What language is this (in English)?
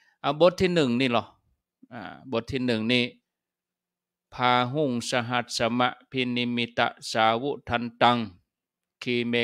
Thai